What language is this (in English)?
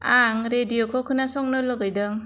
Bodo